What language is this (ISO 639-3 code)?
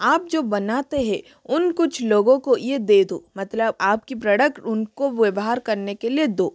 hin